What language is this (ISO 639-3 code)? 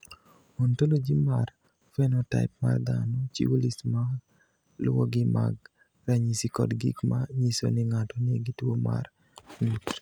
luo